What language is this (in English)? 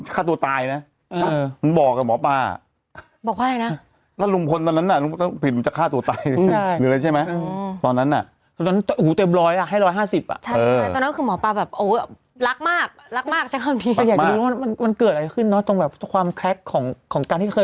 Thai